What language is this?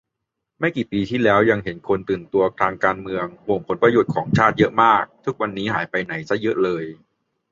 Thai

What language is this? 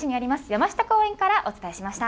Japanese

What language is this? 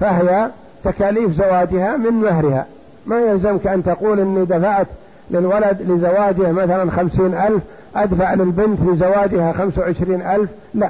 Arabic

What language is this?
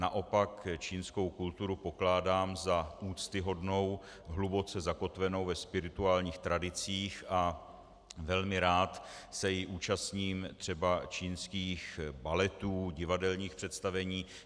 Czech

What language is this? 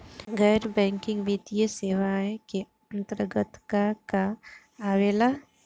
Bhojpuri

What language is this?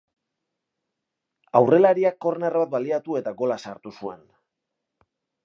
Basque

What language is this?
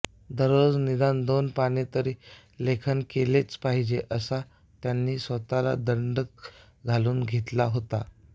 Marathi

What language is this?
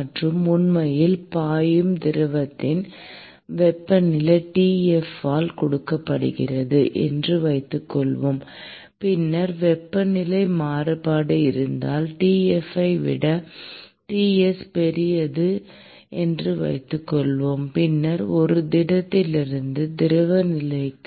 Tamil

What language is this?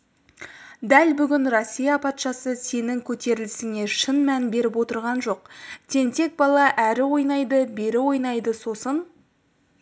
Kazakh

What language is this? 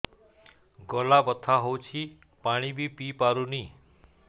Odia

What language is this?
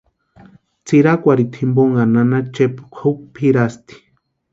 Western Highland Purepecha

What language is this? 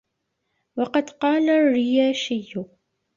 Arabic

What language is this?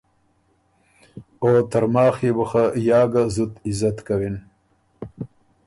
Ormuri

